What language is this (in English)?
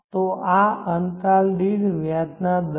Gujarati